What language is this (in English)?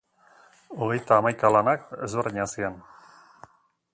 Basque